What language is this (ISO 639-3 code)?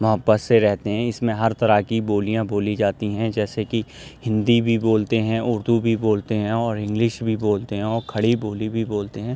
urd